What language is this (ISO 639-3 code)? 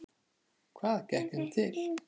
isl